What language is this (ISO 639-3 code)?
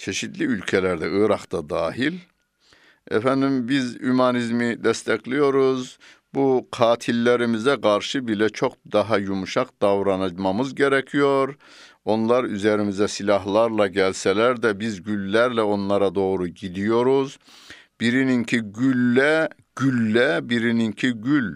tur